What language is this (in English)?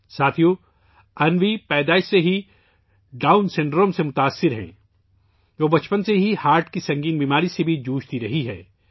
Urdu